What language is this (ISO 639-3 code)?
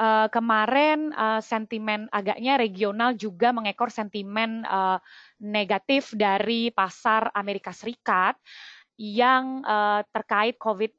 ind